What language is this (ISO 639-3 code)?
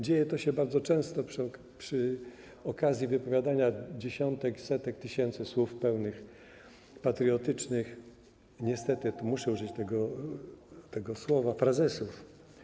pol